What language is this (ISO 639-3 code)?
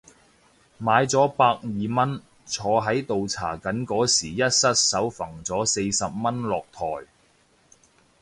yue